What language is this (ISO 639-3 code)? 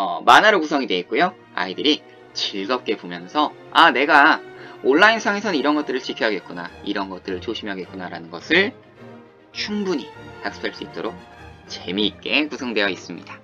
kor